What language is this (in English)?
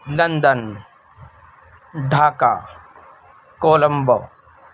Urdu